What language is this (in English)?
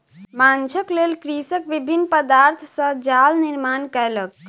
Maithili